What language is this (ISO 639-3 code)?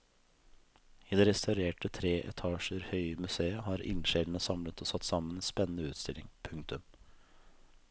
nor